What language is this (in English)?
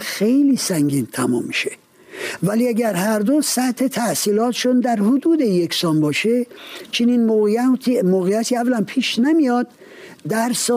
Persian